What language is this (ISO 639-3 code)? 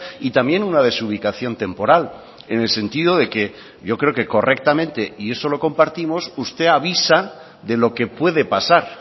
spa